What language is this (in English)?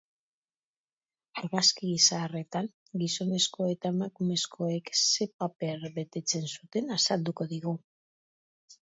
Basque